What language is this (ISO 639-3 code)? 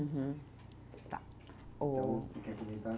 por